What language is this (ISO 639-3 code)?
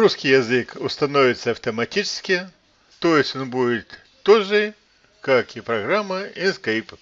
rus